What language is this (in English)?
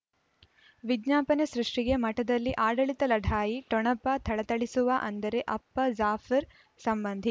Kannada